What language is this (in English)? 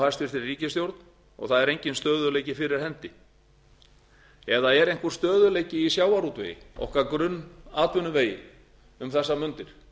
Icelandic